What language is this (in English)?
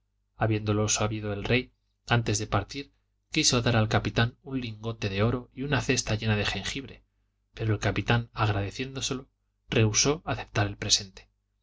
Spanish